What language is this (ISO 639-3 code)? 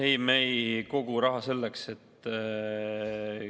est